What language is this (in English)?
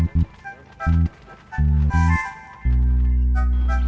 Indonesian